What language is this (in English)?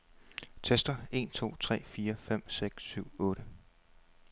Danish